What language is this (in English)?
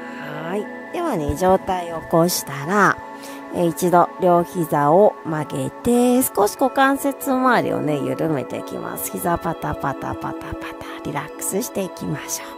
Japanese